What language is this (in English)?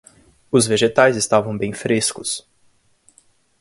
Portuguese